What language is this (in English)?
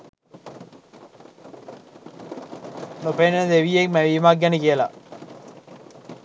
Sinhala